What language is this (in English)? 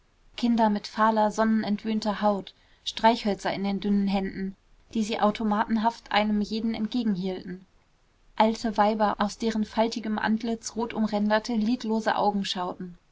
German